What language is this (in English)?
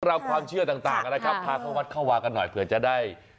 Thai